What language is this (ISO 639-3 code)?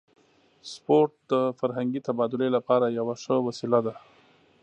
pus